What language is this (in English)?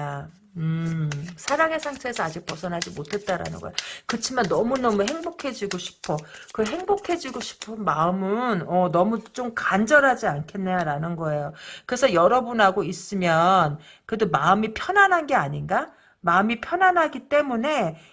Korean